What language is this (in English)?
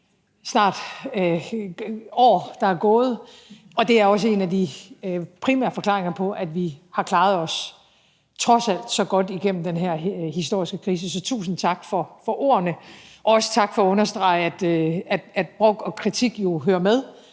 Danish